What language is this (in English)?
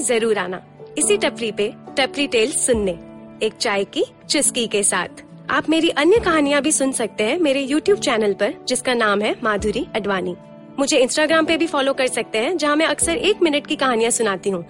Hindi